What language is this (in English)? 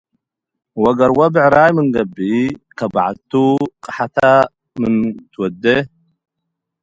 Tigre